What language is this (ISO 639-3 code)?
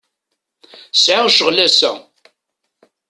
kab